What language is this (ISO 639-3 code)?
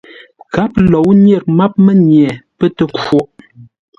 nla